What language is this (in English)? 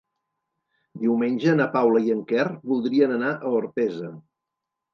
Catalan